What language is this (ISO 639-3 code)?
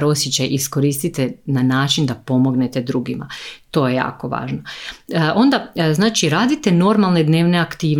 hrv